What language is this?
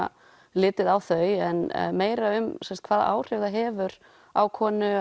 Icelandic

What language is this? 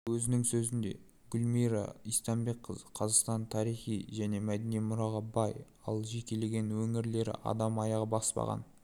Kazakh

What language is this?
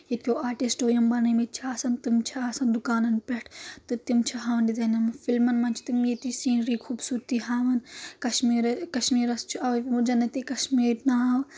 Kashmiri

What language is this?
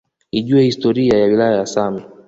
Swahili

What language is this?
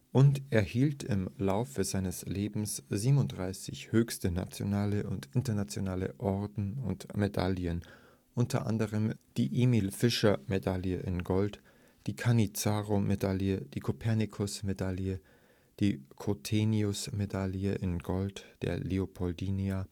German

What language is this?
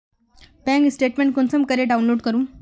Magahi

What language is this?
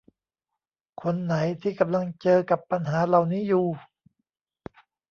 Thai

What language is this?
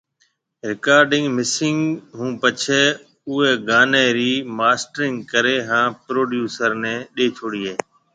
Marwari (Pakistan)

